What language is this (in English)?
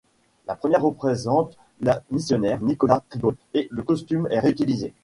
French